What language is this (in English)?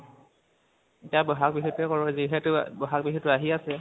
Assamese